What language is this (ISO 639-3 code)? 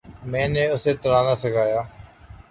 urd